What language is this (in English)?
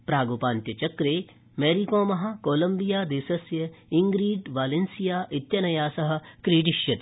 Sanskrit